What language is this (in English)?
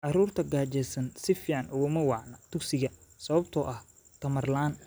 Somali